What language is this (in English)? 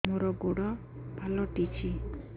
Odia